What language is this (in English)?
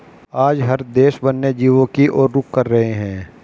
Hindi